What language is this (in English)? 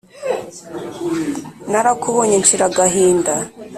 Kinyarwanda